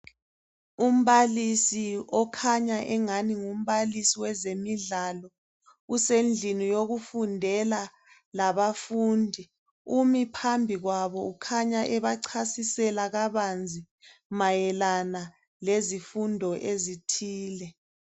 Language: North Ndebele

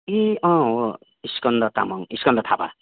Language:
Nepali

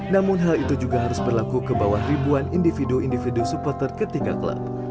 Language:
Indonesian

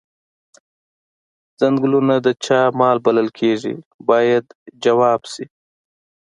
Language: Pashto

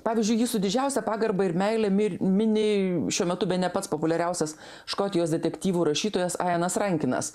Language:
Lithuanian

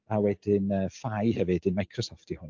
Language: Welsh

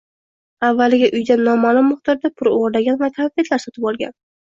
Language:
Uzbek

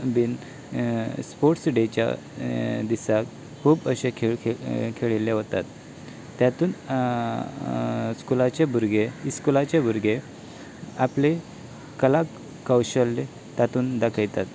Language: Konkani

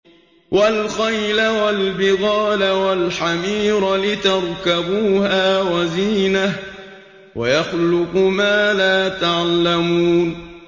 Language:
Arabic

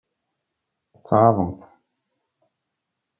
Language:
Kabyle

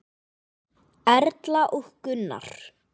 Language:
Icelandic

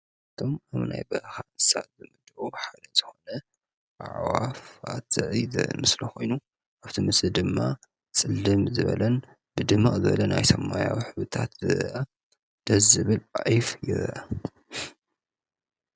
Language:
Tigrinya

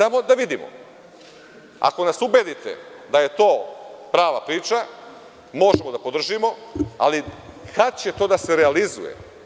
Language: Serbian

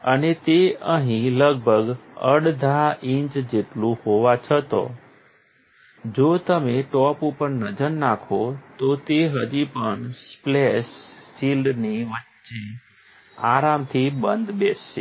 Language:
Gujarati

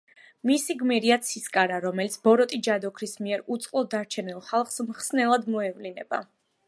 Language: Georgian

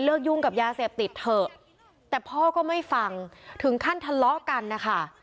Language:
Thai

